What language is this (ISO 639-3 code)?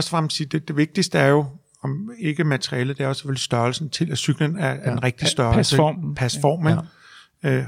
dan